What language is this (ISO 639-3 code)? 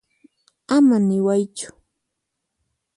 qxp